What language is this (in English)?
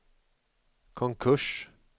Swedish